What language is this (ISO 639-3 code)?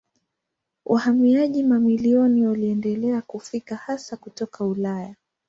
swa